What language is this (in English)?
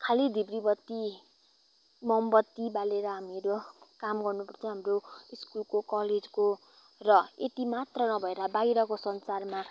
Nepali